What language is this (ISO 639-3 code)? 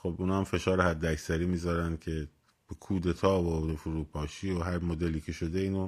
fas